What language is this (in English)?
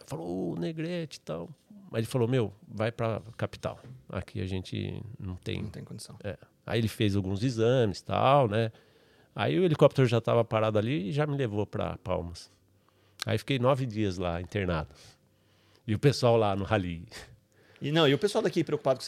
Portuguese